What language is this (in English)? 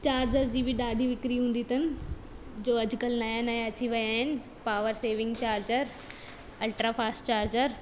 Sindhi